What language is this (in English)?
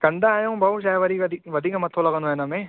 Sindhi